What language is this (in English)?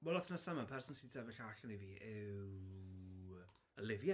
Welsh